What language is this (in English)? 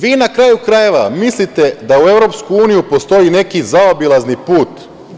Serbian